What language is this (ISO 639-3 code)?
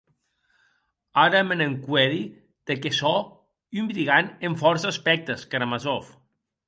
oci